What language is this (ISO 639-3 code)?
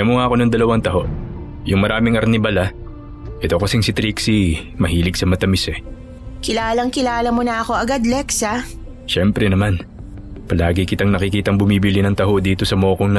fil